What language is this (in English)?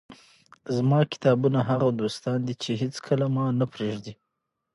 Pashto